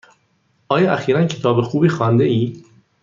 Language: Persian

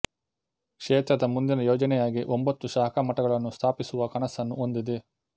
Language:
Kannada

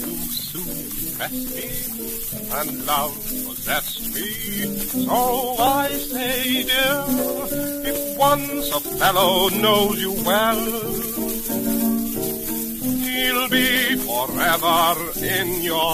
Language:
English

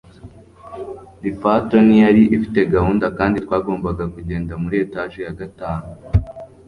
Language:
Kinyarwanda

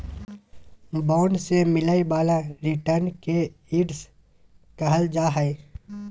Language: Magahi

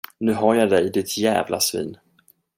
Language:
Swedish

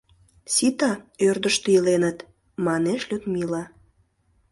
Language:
Mari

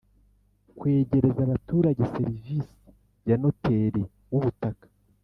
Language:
Kinyarwanda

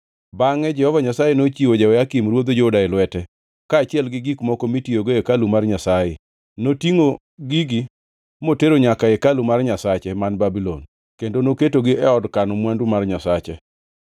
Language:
Luo (Kenya and Tanzania)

